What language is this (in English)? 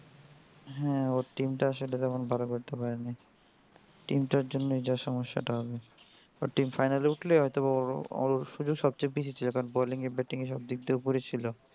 Bangla